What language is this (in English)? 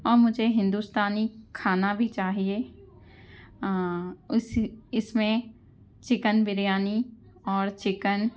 Urdu